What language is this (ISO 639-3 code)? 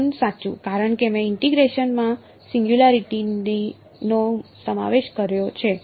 guj